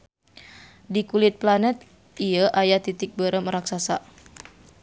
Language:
Sundanese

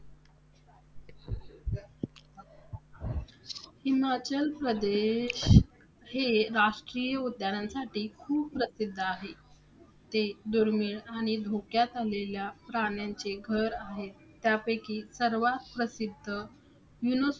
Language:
Marathi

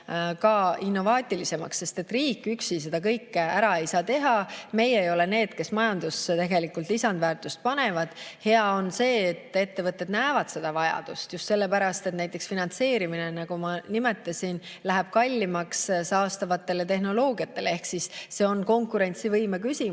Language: Estonian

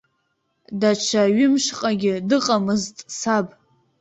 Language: Abkhazian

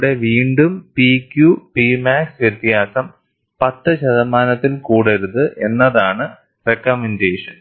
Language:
Malayalam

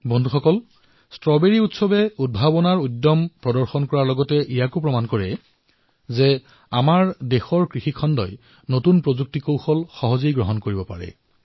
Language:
Assamese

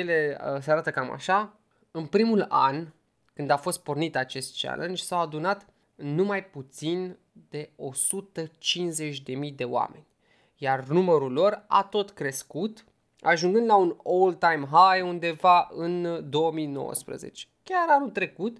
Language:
Romanian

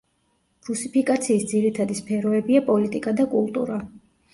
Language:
Georgian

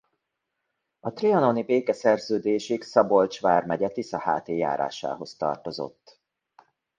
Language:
Hungarian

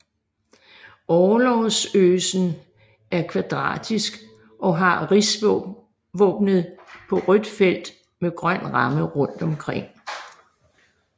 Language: Danish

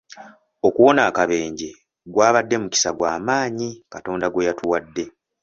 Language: Ganda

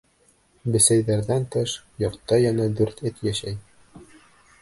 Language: Bashkir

